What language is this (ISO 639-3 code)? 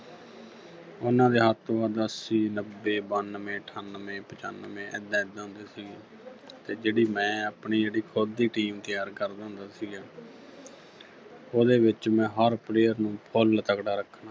pan